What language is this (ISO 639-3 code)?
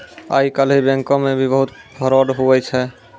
mai